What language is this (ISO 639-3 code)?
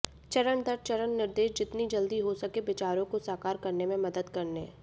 hin